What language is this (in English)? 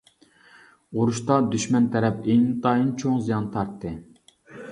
Uyghur